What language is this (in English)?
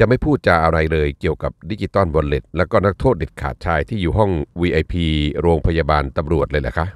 Thai